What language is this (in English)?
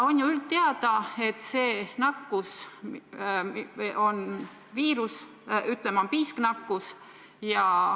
Estonian